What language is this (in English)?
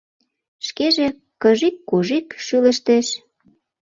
Mari